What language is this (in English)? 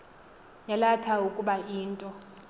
Xhosa